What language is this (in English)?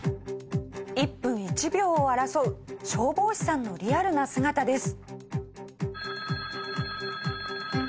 Japanese